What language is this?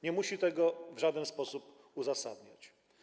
Polish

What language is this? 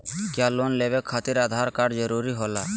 Magahi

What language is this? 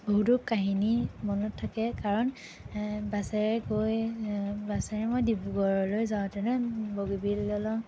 Assamese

